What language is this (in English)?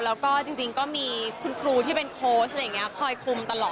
Thai